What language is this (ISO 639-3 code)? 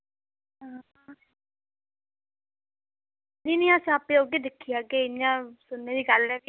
doi